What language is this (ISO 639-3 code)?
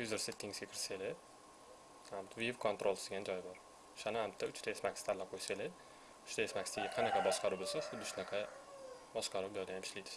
tur